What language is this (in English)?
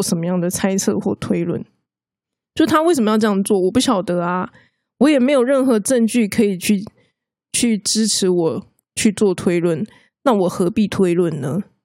Chinese